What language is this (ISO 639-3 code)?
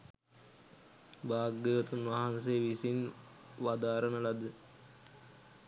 sin